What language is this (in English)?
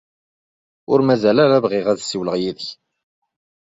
Kabyle